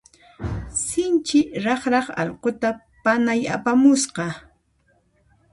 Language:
Puno Quechua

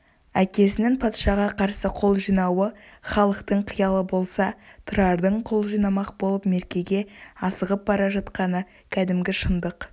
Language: Kazakh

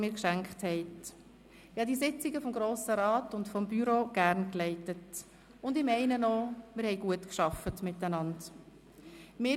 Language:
Swiss German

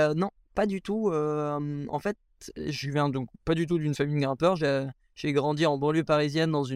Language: French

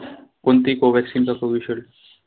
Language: Marathi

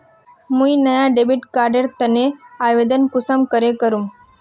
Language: Magahi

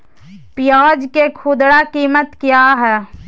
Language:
Magahi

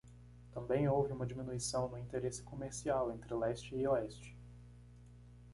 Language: Portuguese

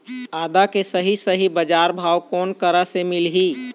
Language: Chhattisgarhi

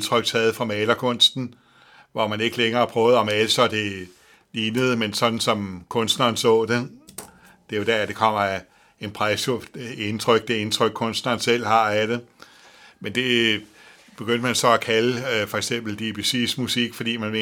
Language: Danish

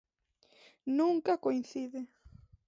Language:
Galician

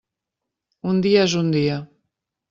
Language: Catalan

